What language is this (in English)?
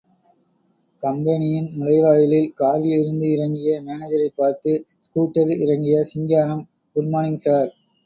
Tamil